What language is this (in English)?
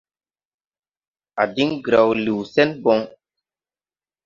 Tupuri